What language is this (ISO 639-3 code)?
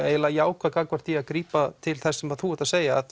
isl